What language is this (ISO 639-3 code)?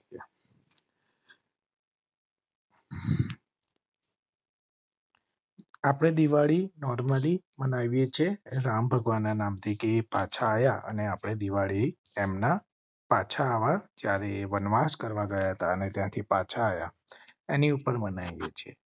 guj